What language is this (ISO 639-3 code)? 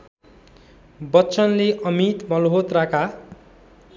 nep